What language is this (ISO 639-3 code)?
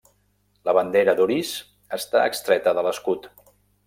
cat